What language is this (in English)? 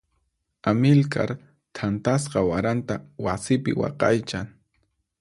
Puno Quechua